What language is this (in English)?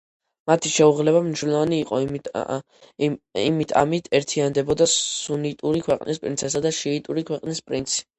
Georgian